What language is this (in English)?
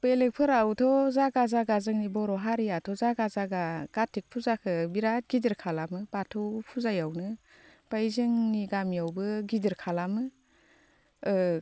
Bodo